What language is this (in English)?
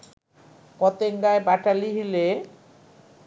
Bangla